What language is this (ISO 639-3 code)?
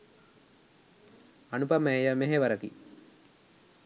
sin